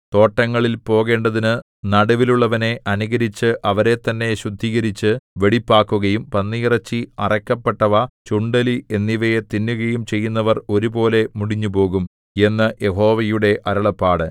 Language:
Malayalam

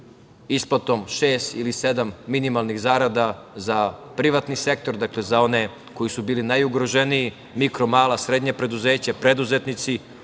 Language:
Serbian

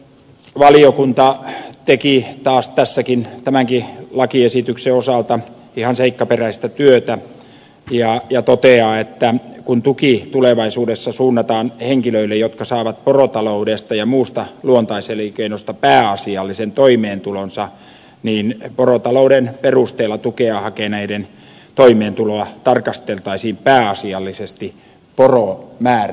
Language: Finnish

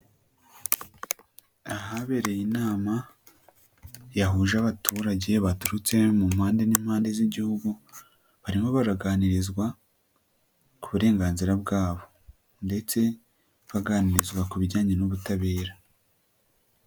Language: Kinyarwanda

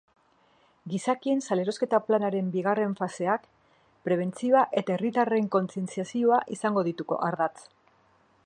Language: Basque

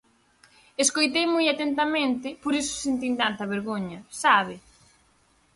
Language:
Galician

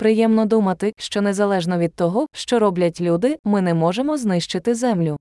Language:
Ukrainian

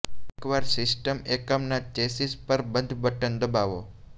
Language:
Gujarati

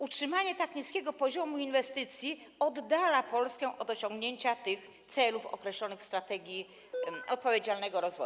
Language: Polish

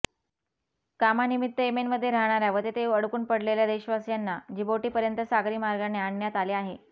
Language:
Marathi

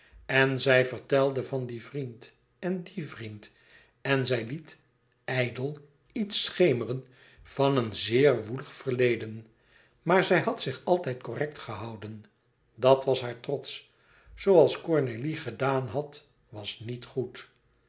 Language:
Dutch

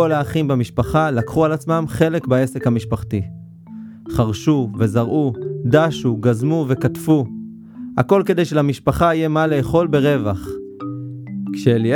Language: Hebrew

